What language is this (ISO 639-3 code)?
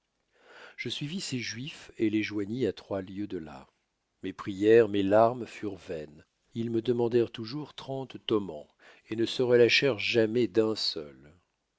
fra